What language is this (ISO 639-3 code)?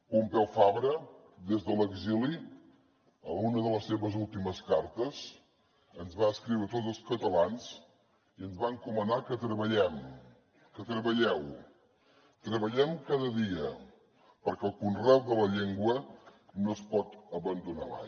cat